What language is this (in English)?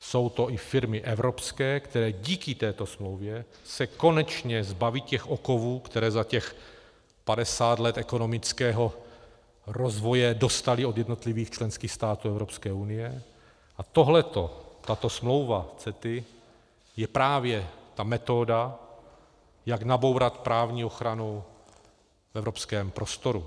Czech